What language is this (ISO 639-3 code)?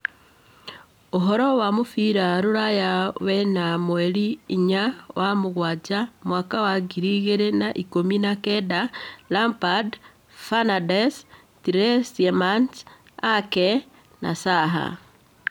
kik